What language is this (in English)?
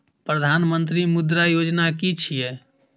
Maithili